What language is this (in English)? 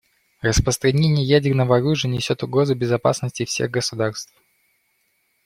Russian